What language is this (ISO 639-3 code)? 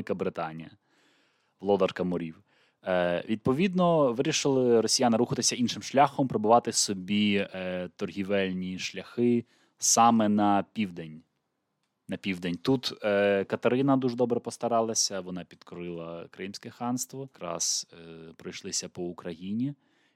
ukr